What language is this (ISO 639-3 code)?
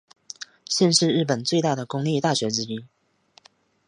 zho